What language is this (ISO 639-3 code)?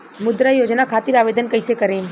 bho